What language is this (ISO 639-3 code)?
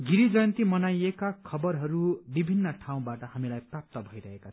nep